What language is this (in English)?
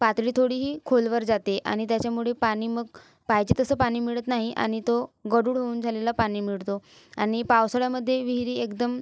Marathi